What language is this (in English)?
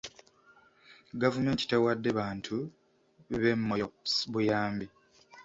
Ganda